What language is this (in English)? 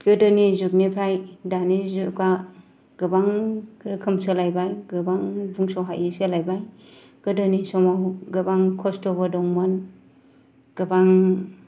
Bodo